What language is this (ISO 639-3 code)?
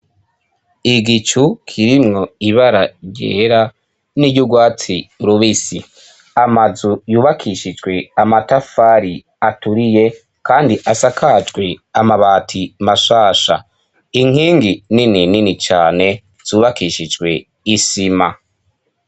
run